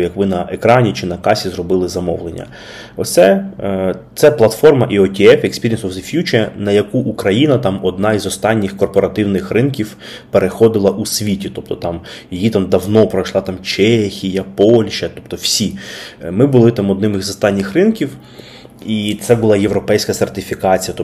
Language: Ukrainian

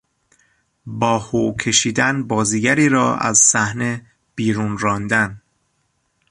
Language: Persian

